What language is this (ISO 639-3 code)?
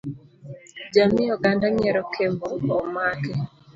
luo